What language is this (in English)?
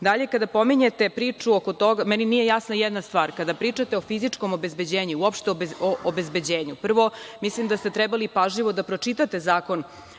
Serbian